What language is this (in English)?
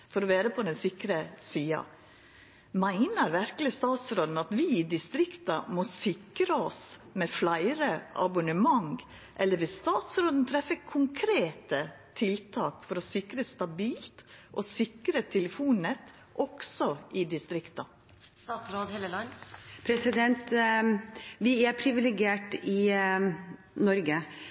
Norwegian